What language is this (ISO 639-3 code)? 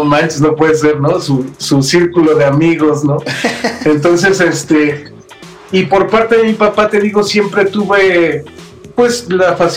spa